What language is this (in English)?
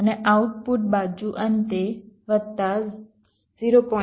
Gujarati